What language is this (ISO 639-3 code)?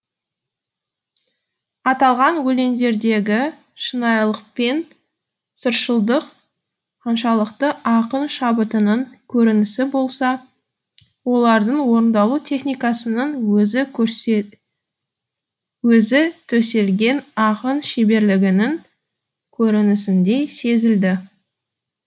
kaz